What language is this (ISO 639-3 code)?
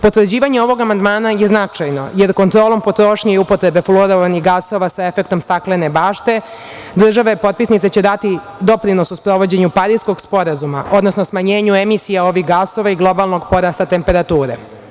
srp